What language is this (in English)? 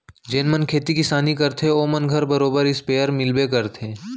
Chhattisgarhi